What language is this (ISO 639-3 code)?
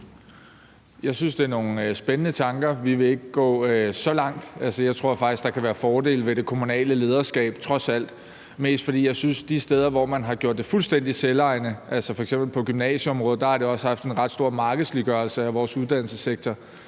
dan